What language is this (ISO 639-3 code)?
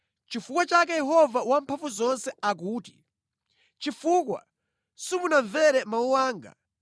nya